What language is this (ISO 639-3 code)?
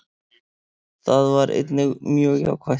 isl